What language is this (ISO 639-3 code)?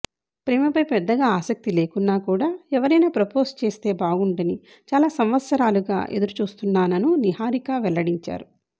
tel